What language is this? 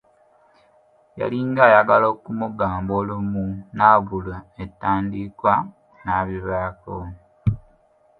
Ganda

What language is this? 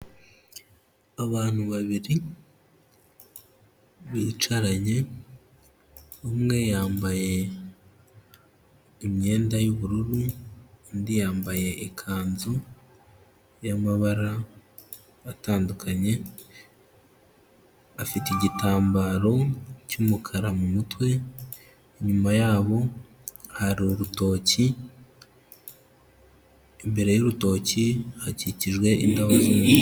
Kinyarwanda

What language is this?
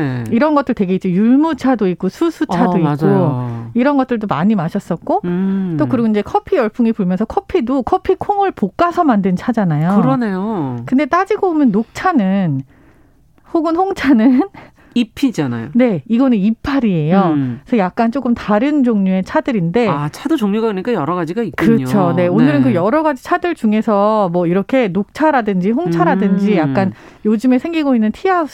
Korean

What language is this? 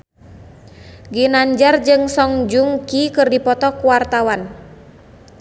Sundanese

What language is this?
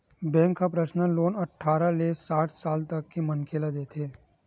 Chhattisgarhi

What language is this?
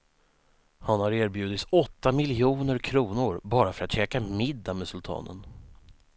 Swedish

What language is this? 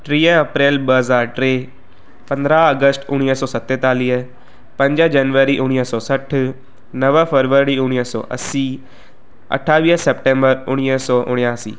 Sindhi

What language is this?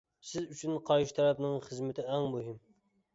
Uyghur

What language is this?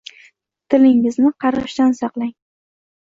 Uzbek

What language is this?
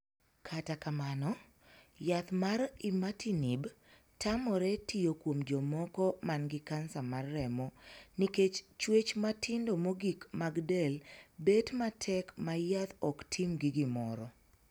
Luo (Kenya and Tanzania)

